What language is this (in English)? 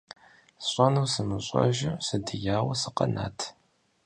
Kabardian